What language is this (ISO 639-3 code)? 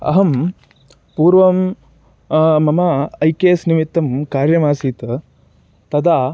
san